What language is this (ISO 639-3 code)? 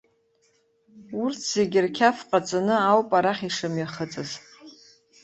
abk